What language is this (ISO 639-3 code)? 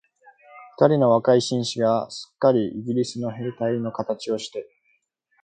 jpn